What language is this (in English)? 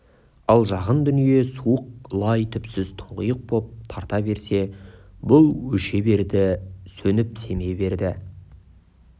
Kazakh